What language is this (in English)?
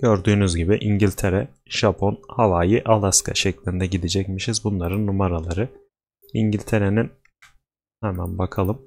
Turkish